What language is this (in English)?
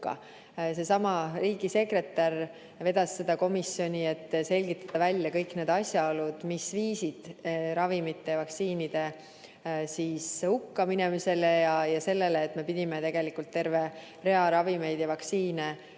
Estonian